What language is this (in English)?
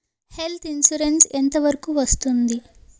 Telugu